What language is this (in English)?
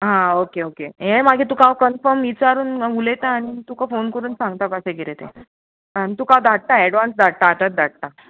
Konkani